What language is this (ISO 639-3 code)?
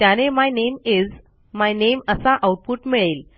mar